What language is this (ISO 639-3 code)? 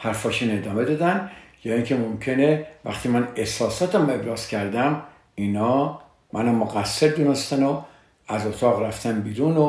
fas